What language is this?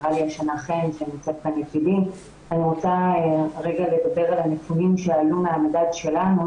Hebrew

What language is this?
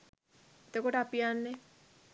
Sinhala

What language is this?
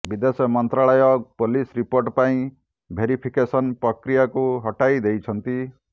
Odia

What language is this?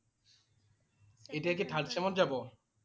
Assamese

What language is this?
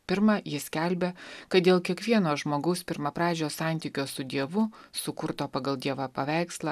Lithuanian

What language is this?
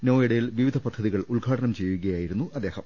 Malayalam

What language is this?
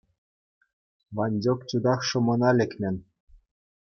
Chuvash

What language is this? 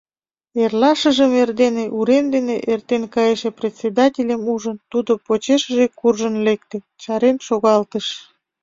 Mari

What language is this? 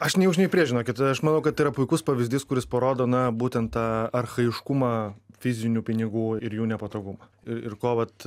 Lithuanian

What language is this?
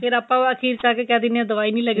Punjabi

